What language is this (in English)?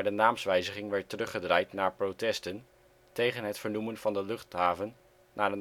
Dutch